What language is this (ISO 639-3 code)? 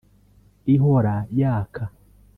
kin